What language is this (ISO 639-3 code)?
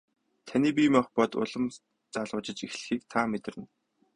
mon